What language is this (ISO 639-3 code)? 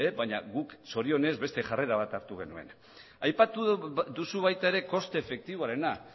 eus